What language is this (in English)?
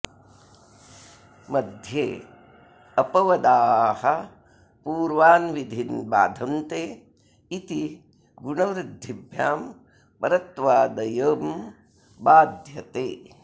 Sanskrit